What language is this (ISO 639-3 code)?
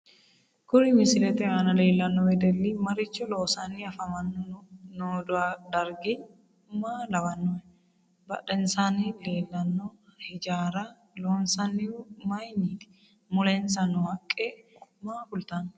sid